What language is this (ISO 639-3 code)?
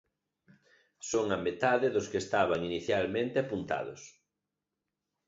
glg